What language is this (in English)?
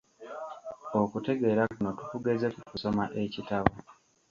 Ganda